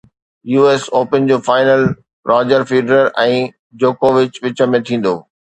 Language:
Sindhi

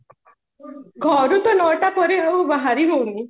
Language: Odia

